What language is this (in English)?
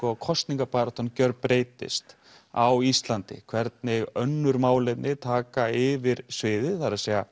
Icelandic